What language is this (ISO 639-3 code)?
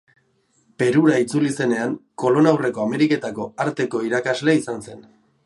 eus